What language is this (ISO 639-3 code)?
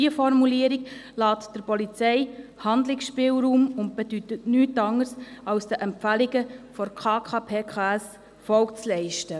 gsw